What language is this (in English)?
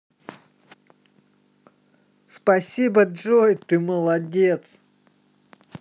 Russian